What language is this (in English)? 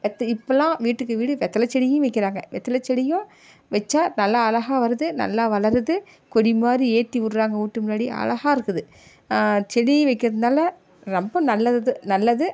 Tamil